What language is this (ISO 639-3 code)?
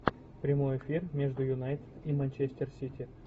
rus